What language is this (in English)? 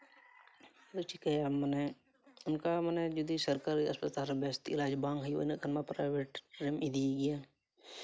Santali